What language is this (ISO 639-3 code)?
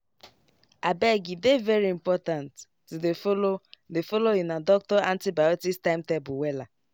pcm